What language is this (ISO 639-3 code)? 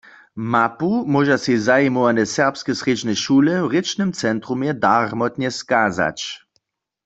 hsb